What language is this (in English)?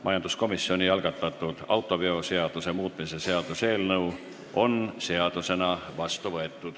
Estonian